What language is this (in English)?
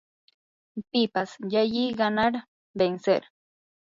Yanahuanca Pasco Quechua